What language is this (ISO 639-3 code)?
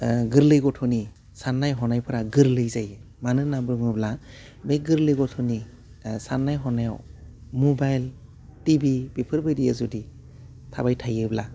brx